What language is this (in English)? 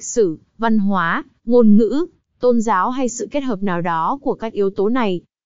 Vietnamese